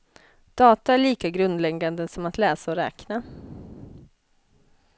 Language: Swedish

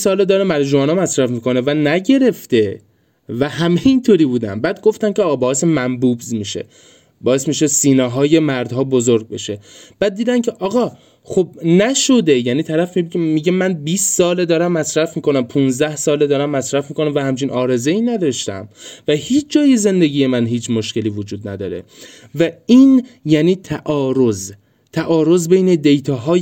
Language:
Persian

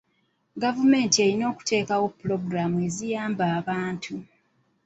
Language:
Ganda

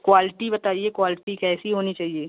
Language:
Hindi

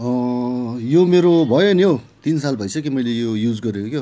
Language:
Nepali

